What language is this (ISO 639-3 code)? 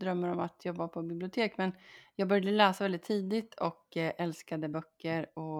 swe